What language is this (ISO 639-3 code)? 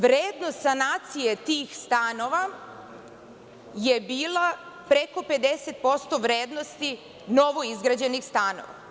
srp